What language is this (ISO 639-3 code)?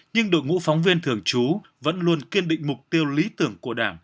vie